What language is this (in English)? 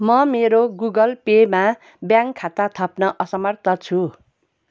Nepali